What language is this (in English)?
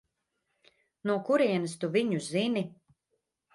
Latvian